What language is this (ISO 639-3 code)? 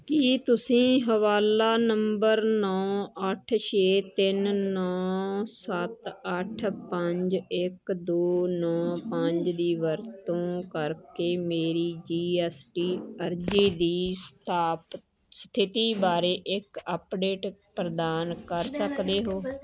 pan